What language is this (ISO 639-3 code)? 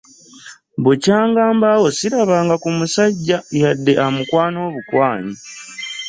lug